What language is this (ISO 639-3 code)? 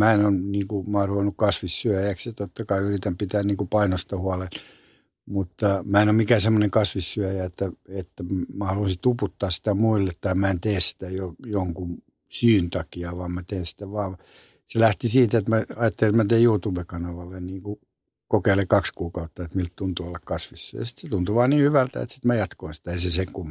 fin